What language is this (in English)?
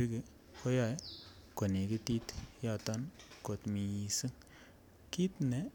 Kalenjin